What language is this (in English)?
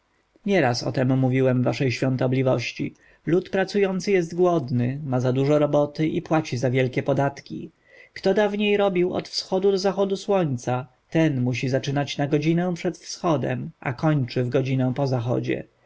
Polish